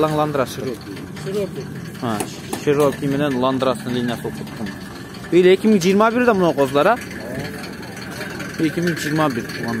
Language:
Turkish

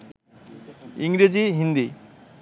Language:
Bangla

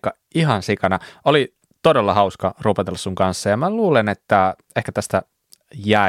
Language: Finnish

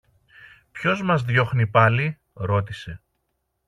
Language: Greek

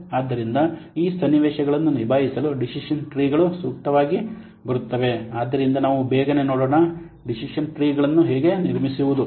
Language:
Kannada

